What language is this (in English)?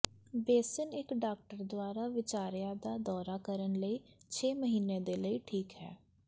Punjabi